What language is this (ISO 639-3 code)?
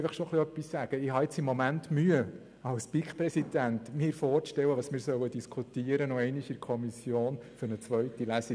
gsw